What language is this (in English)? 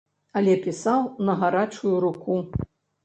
Belarusian